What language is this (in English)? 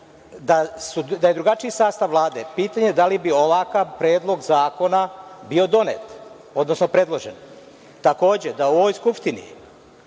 Serbian